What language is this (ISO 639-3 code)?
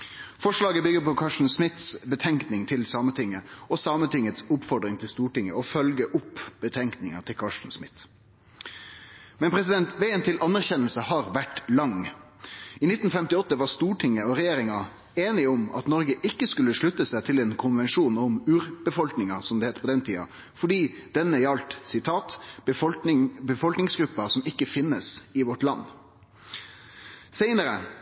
nno